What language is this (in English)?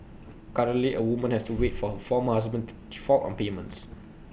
English